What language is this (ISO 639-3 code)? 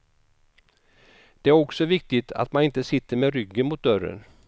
swe